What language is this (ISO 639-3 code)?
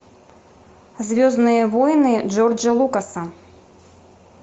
rus